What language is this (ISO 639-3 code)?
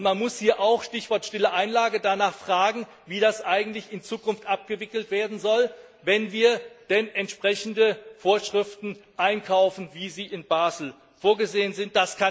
deu